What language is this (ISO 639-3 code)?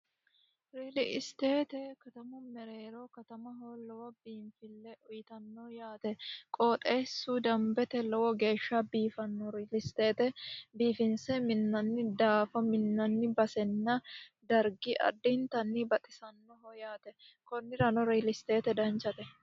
sid